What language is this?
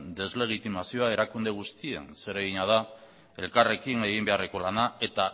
Basque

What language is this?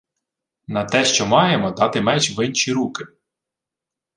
Ukrainian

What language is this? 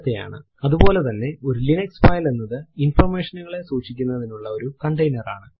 Malayalam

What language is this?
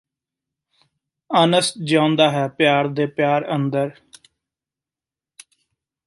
Punjabi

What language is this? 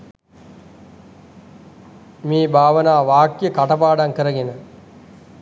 Sinhala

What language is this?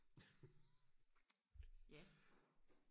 Danish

